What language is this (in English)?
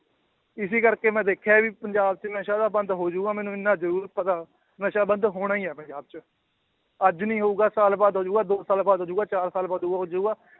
Punjabi